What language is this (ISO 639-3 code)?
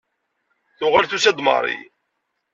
kab